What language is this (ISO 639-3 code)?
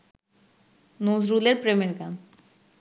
ben